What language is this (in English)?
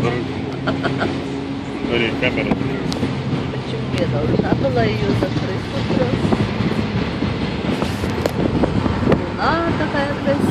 Russian